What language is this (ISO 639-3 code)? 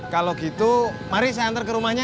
ind